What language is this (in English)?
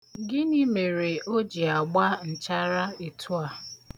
Igbo